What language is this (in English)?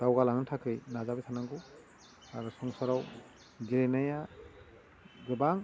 Bodo